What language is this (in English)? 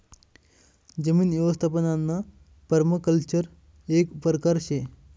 Marathi